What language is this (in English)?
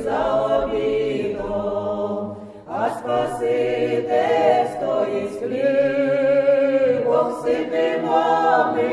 Ukrainian